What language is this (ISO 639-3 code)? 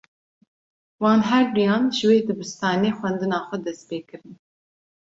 kur